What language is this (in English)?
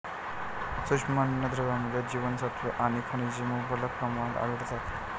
Marathi